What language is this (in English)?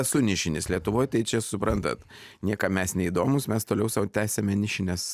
Lithuanian